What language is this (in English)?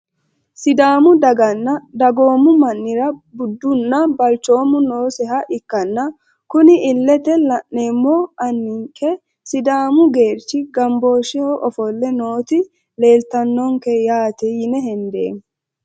Sidamo